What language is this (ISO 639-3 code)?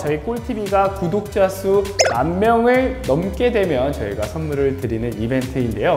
kor